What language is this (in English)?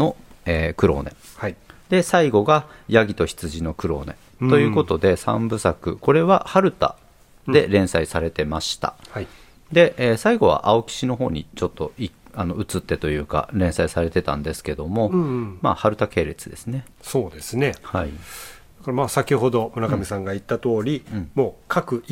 Japanese